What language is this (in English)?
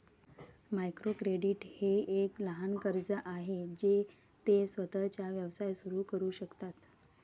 Marathi